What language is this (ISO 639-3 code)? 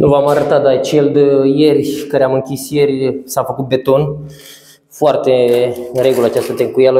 ron